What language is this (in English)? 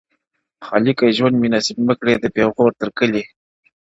Pashto